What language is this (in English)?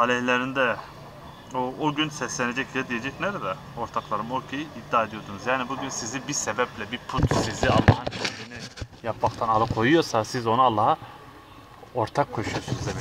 Turkish